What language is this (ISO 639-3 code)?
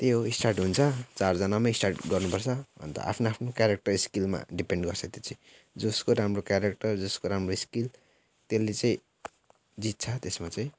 nep